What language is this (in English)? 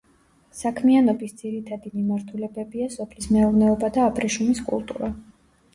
Georgian